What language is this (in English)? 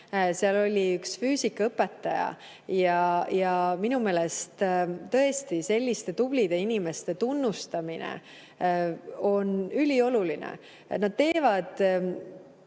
Estonian